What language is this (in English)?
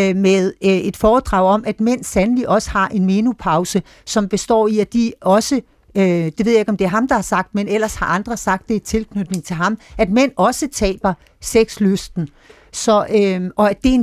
Danish